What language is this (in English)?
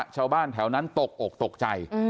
Thai